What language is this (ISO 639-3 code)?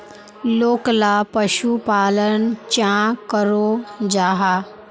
mag